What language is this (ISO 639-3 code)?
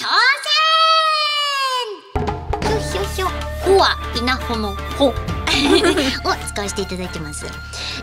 jpn